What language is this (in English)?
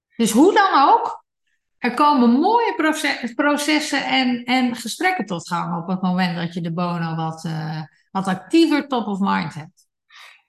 Dutch